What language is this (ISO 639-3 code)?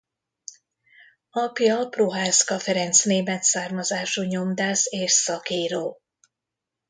hun